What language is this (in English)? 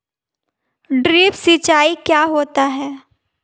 Hindi